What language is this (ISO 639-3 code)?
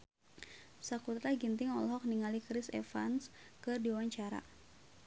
sun